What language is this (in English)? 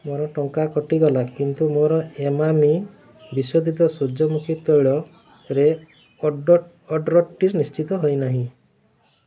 Odia